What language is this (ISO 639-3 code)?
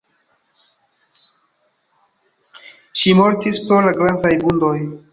epo